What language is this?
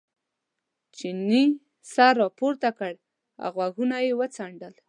Pashto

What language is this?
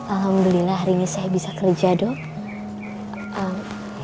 Indonesian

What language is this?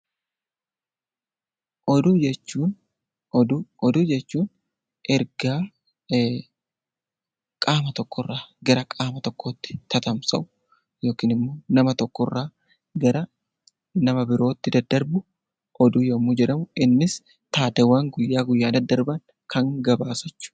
Oromo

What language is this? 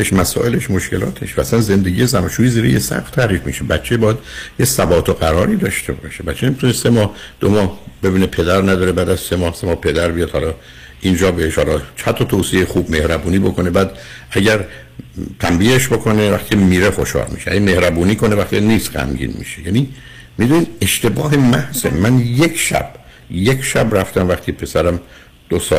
Persian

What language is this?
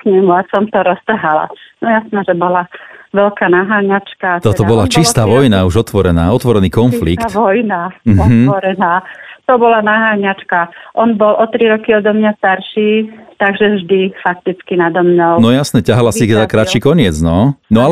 Slovak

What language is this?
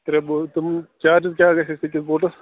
Kashmiri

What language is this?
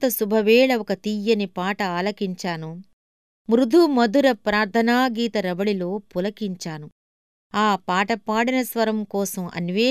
Telugu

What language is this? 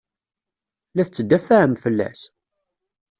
Kabyle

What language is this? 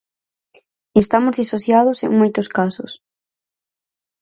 Galician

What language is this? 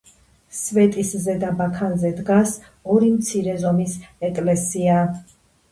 Georgian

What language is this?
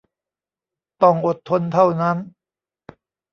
Thai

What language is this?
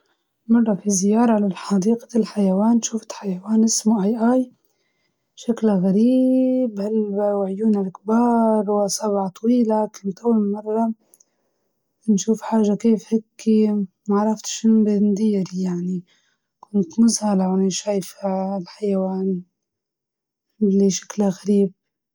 Libyan Arabic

